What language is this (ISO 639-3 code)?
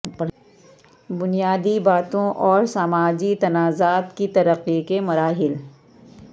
urd